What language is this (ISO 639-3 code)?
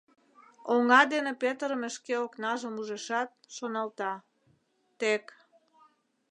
chm